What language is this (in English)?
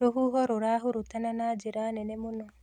Kikuyu